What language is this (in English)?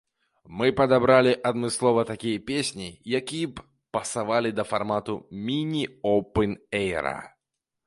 Belarusian